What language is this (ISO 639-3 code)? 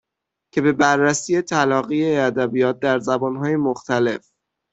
fas